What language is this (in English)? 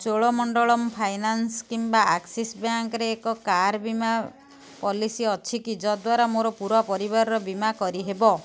Odia